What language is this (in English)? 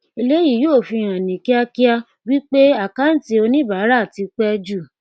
Yoruba